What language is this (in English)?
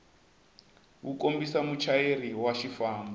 Tsonga